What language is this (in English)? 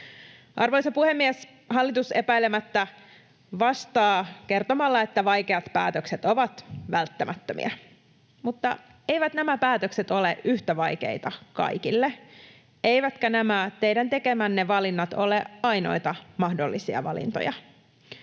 Finnish